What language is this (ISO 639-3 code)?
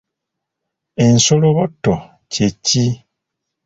lug